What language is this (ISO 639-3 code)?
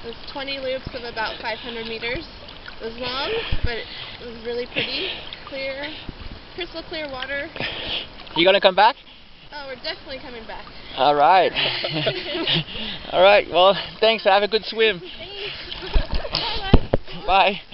eng